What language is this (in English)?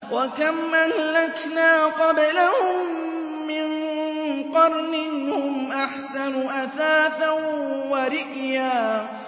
Arabic